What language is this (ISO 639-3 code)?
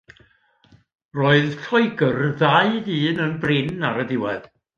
cym